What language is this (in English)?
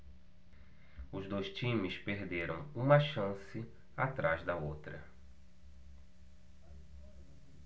Portuguese